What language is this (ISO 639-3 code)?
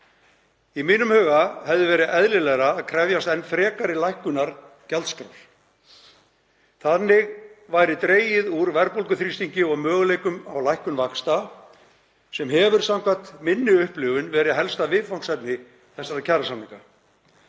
isl